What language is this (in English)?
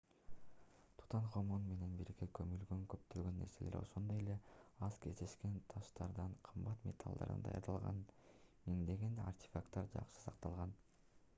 Kyrgyz